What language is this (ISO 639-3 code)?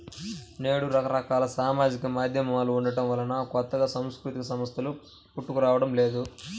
tel